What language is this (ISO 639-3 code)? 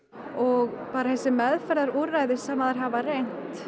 isl